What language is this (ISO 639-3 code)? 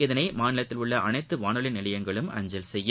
tam